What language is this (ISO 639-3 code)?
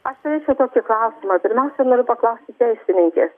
lit